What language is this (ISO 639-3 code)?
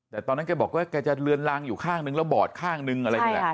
tha